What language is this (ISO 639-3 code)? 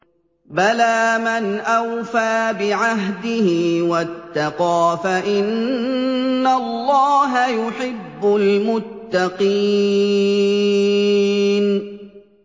ara